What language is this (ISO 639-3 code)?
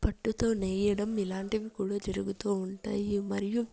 tel